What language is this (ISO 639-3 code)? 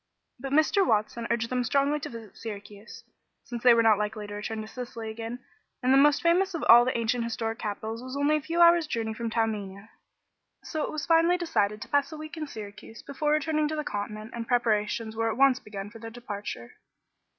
eng